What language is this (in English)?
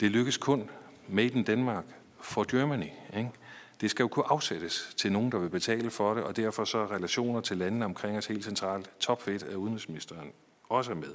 Danish